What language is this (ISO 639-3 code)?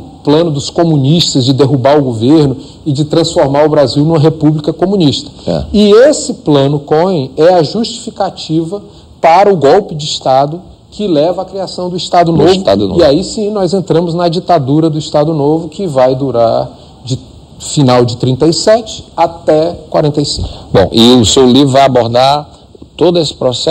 por